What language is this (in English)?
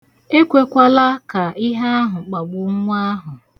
Igbo